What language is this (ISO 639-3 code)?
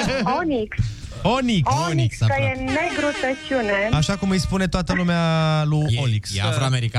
ron